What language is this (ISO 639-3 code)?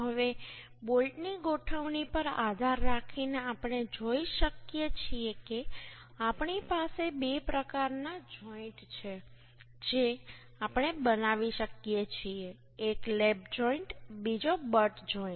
guj